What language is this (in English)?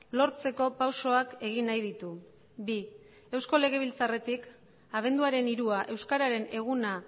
Basque